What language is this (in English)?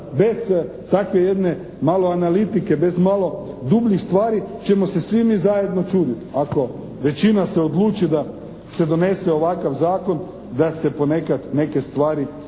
Croatian